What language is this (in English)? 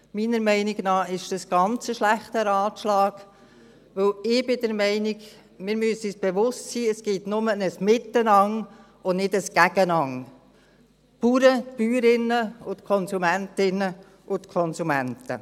Swiss German